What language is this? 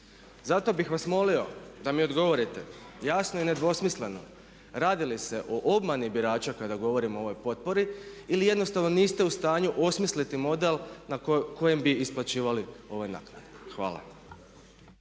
Croatian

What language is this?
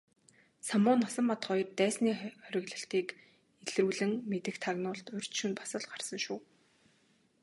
Mongolian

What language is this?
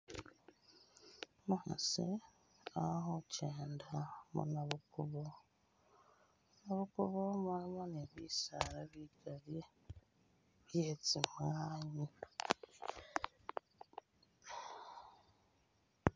Masaaba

